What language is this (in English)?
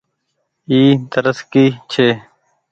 Goaria